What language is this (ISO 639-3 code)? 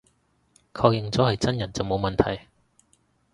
yue